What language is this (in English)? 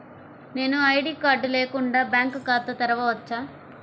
Telugu